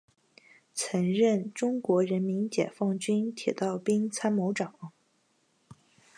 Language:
Chinese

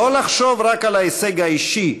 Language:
Hebrew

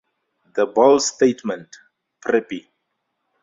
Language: English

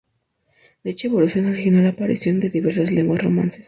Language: Spanish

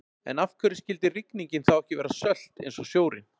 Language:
Icelandic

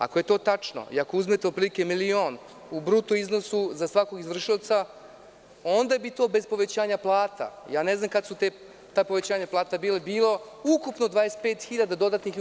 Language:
Serbian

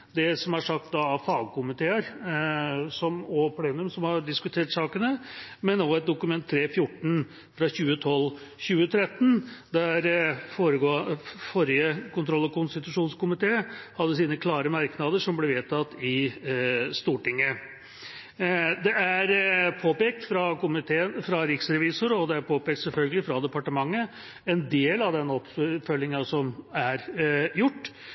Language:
Norwegian Bokmål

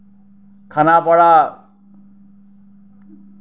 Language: Assamese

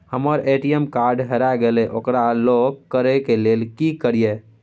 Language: Maithili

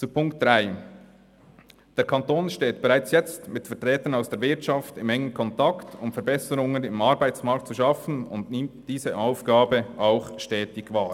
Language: Swiss German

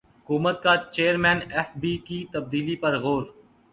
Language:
Urdu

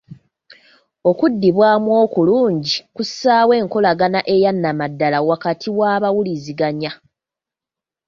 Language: Ganda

